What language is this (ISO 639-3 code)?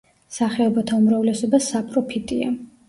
kat